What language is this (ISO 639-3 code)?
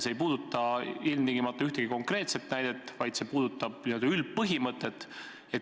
est